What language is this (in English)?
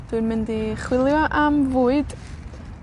Welsh